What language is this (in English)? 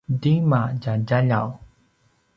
Paiwan